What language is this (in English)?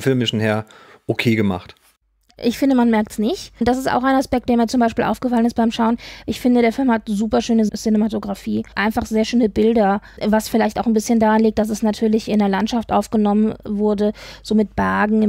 German